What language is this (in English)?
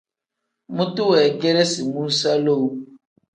Tem